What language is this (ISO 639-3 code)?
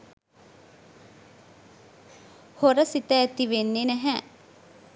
sin